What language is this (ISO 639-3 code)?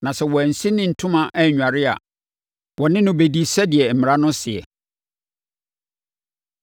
aka